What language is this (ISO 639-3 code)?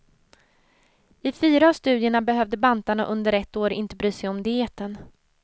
swe